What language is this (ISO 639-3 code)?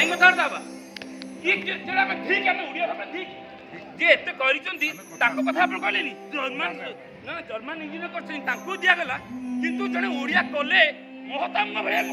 ara